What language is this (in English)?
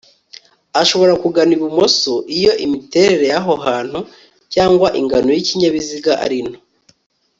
Kinyarwanda